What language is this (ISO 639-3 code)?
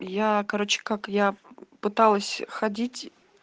rus